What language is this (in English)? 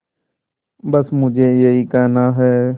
Hindi